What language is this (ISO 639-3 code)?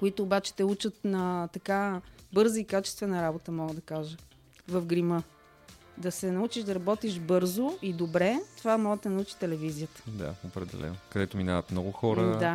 bul